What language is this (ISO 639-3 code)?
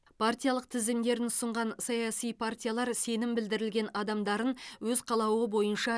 kaz